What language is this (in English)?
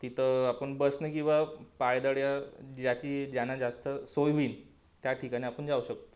Marathi